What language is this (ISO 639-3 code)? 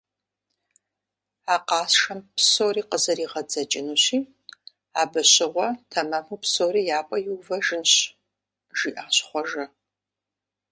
kbd